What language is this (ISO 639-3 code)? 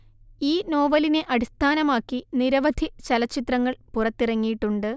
mal